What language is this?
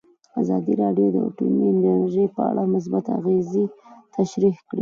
Pashto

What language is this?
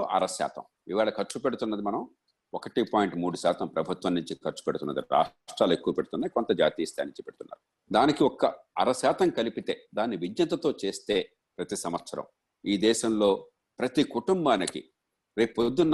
Telugu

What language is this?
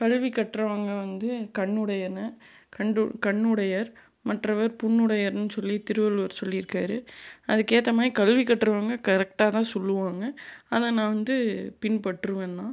Tamil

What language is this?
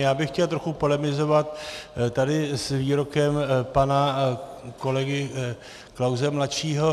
Czech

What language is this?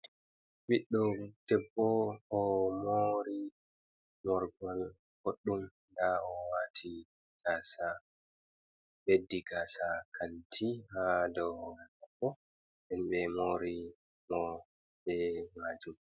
Fula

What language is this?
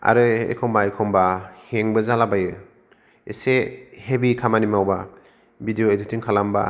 Bodo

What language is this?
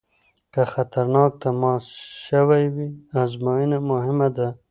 Pashto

